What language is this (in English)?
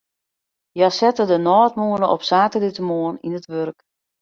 Western Frisian